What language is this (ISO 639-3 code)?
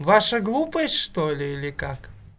rus